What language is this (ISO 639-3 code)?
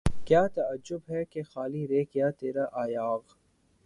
urd